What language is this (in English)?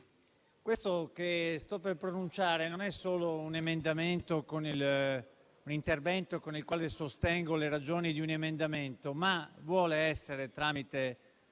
Italian